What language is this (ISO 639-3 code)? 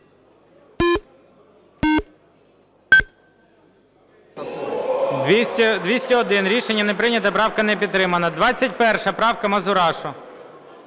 ukr